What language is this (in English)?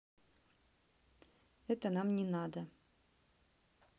Russian